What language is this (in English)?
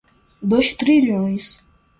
Portuguese